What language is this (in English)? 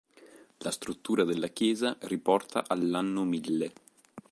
Italian